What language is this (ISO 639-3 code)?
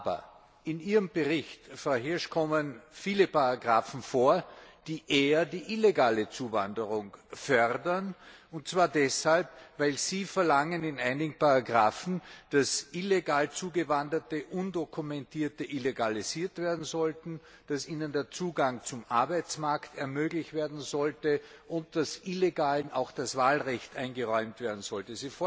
deu